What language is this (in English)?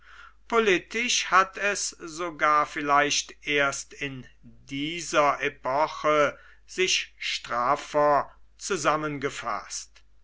German